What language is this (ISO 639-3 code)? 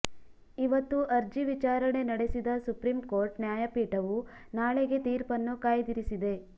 kan